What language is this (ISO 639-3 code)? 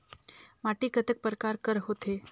hne